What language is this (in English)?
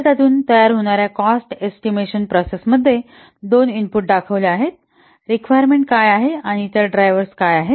Marathi